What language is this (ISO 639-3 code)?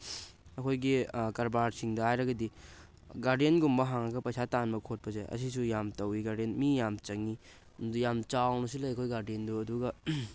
mni